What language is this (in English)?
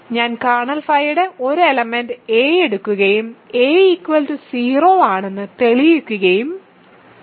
Malayalam